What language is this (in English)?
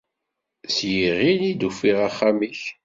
Kabyle